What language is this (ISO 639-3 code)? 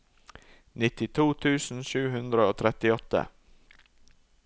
nor